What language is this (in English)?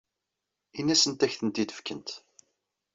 Kabyle